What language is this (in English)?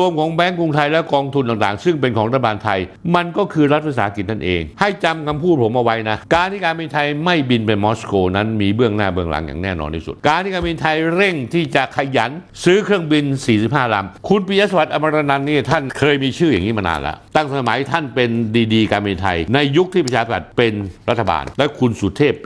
Thai